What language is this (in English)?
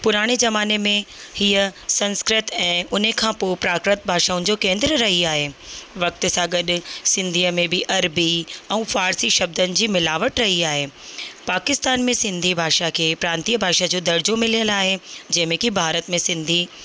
Sindhi